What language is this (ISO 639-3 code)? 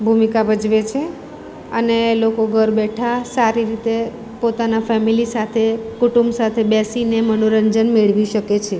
guj